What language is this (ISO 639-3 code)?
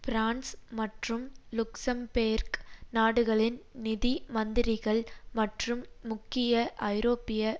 tam